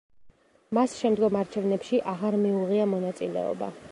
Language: Georgian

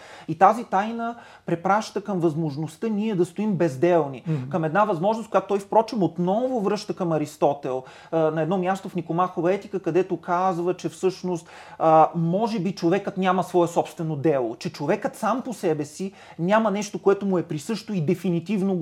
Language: Bulgarian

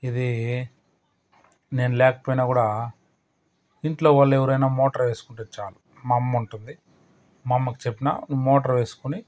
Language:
Telugu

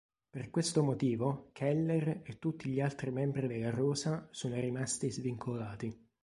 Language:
Italian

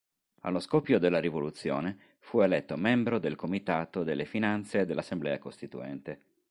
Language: Italian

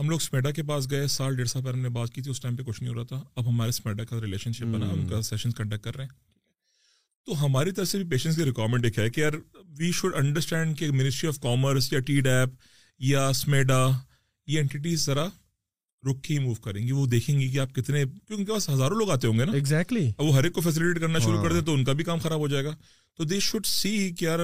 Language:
Urdu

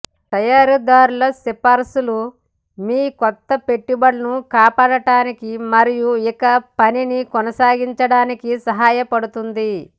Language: Telugu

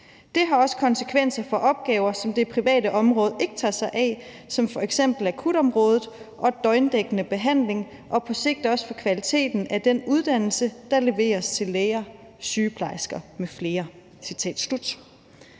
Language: Danish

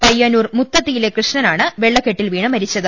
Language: Malayalam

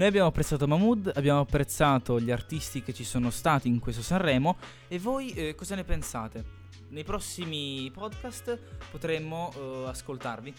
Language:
Italian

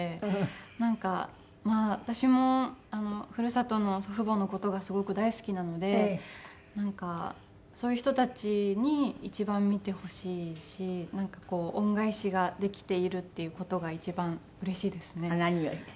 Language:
Japanese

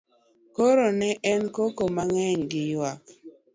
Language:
Luo (Kenya and Tanzania)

